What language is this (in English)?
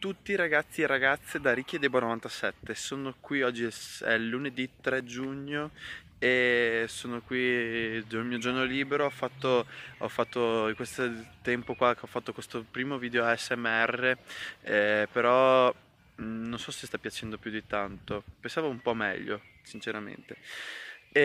Italian